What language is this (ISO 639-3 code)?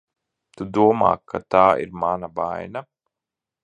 lav